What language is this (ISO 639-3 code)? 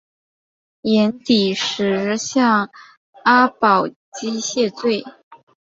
zho